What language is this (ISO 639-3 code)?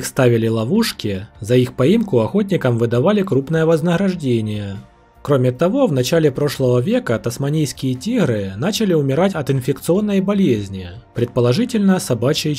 rus